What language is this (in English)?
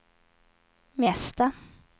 Swedish